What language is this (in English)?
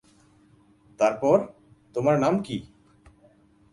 Bangla